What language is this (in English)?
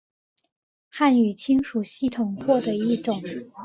Chinese